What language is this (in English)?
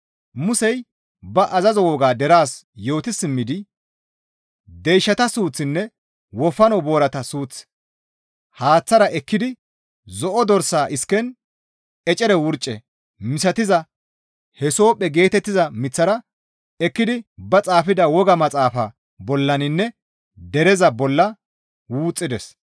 Gamo